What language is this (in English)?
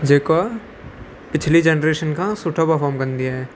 Sindhi